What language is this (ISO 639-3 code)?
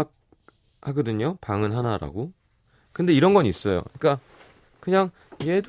kor